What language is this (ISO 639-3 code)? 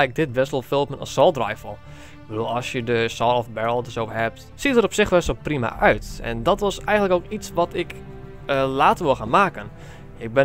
nld